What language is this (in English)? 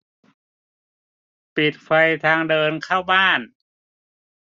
Thai